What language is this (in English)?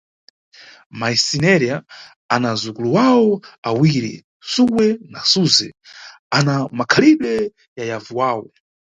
Nyungwe